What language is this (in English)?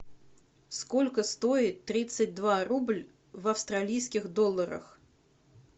Russian